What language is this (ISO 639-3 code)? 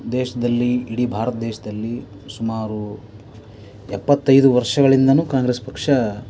kan